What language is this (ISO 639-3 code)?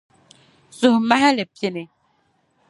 dag